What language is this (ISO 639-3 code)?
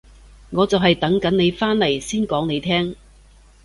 yue